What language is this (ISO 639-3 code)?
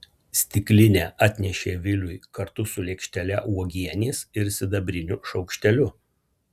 lit